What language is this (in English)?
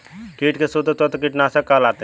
Hindi